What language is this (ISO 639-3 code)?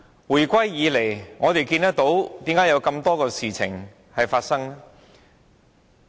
yue